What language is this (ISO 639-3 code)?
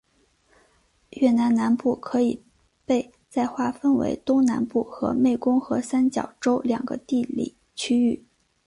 zho